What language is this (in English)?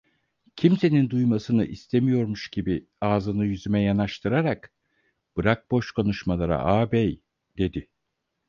Turkish